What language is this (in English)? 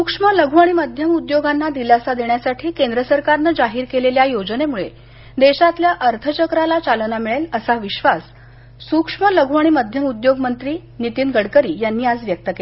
Marathi